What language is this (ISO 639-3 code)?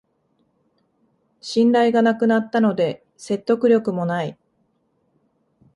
jpn